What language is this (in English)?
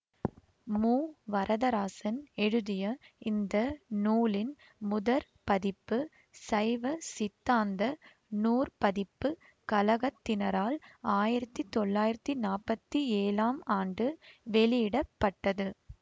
Tamil